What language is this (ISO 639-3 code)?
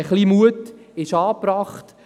gsw